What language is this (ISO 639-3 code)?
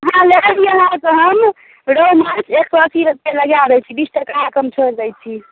mai